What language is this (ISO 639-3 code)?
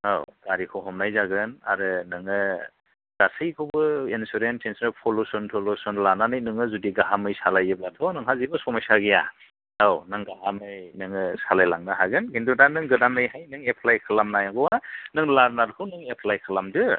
brx